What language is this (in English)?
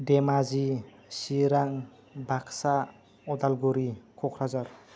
Bodo